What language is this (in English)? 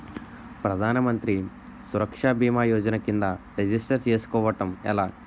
Telugu